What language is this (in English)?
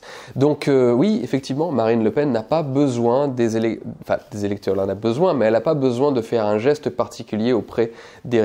French